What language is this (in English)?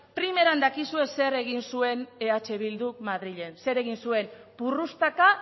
Basque